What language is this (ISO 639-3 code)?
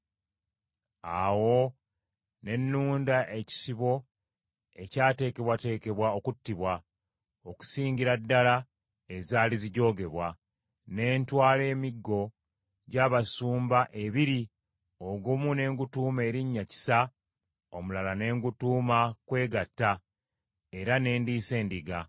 lug